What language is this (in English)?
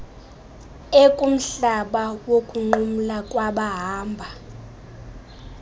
Xhosa